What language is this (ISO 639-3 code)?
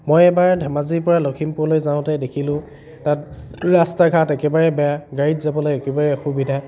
asm